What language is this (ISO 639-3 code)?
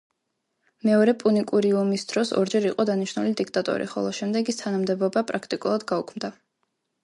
kat